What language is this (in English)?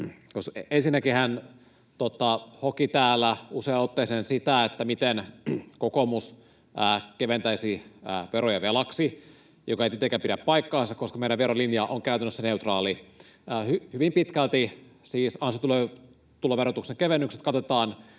Finnish